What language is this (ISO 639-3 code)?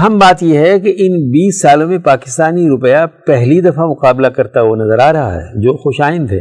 urd